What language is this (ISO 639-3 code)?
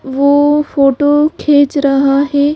hin